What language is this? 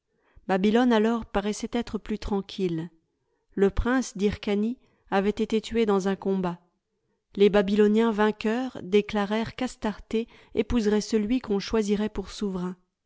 French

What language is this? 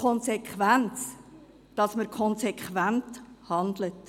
Swiss German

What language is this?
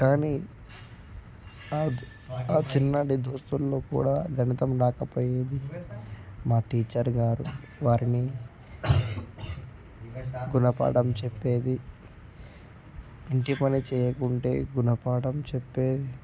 Telugu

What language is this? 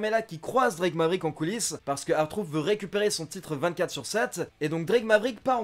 French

